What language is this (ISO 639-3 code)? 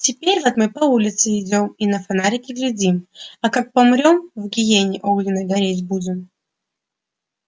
rus